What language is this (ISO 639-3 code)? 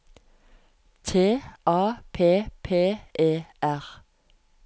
nor